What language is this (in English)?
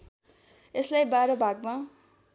Nepali